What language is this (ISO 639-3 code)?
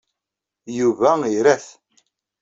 kab